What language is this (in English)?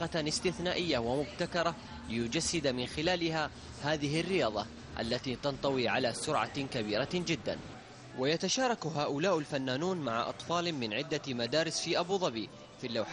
Arabic